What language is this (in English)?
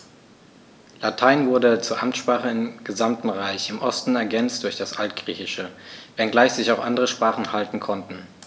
German